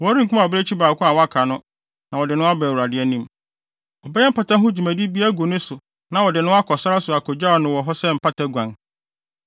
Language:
Akan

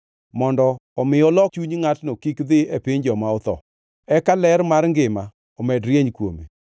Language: Luo (Kenya and Tanzania)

